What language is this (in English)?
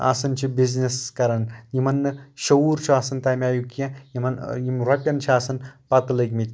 Kashmiri